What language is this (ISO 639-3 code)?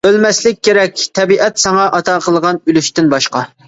uig